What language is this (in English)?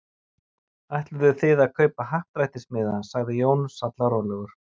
Icelandic